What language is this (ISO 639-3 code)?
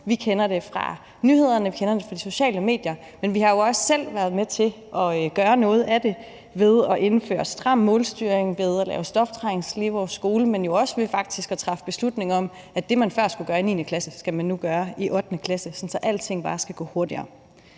dan